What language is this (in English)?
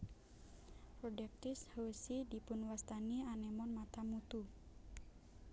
Javanese